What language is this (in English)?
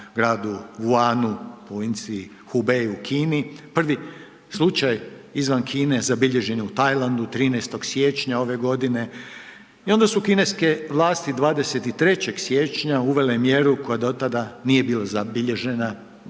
Croatian